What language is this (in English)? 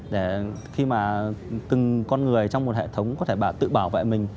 Vietnamese